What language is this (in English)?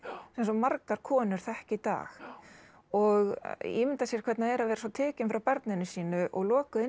Icelandic